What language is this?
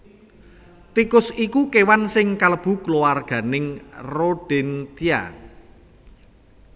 Javanese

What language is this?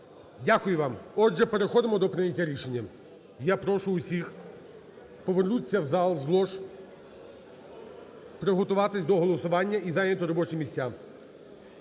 Ukrainian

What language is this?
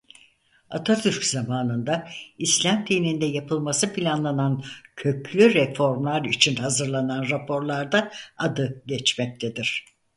Turkish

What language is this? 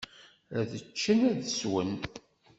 Kabyle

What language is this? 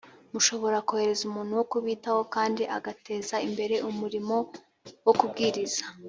Kinyarwanda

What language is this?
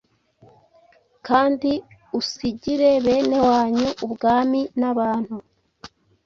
Kinyarwanda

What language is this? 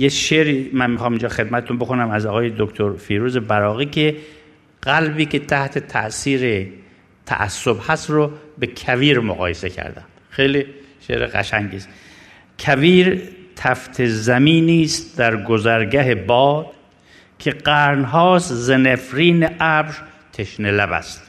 Persian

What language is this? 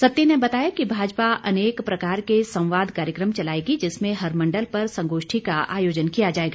Hindi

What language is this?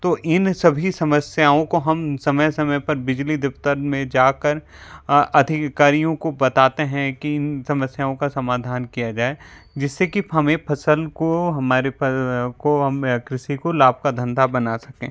Hindi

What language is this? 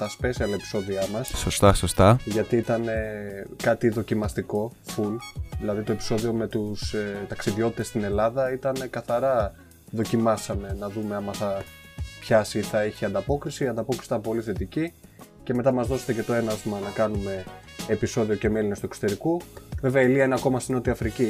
Greek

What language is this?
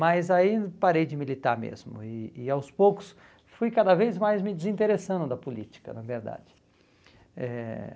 Portuguese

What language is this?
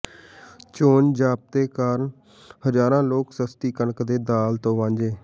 Punjabi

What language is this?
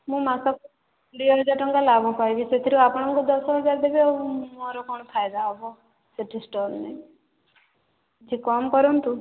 Odia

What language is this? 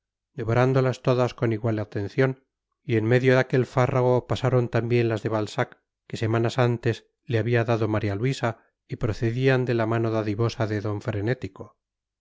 Spanish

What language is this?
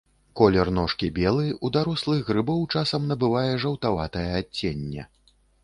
Belarusian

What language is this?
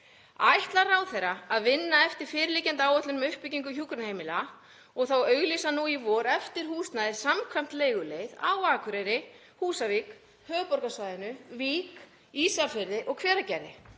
Icelandic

